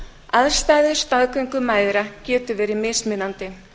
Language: Icelandic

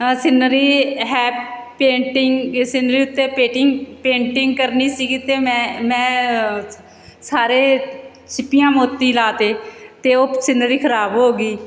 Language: Punjabi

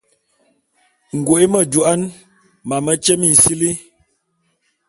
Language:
Bulu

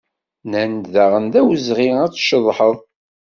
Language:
Kabyle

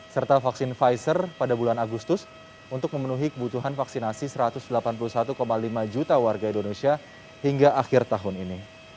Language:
Indonesian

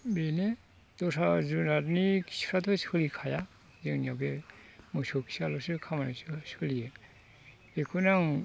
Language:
Bodo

